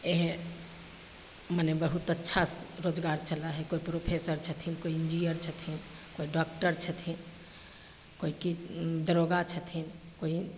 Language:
Maithili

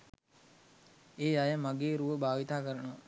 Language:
Sinhala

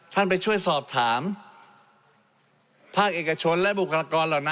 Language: Thai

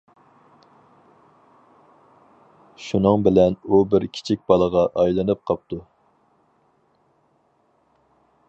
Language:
Uyghur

